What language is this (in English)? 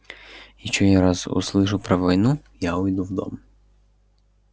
Russian